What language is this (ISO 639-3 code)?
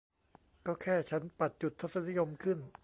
tha